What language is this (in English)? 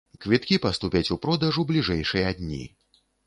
Belarusian